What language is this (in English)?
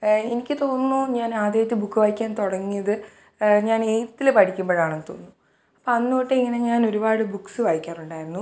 Malayalam